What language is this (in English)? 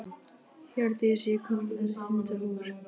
Icelandic